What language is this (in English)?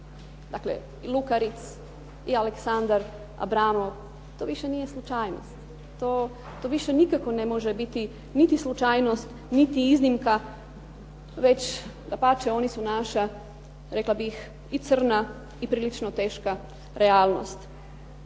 Croatian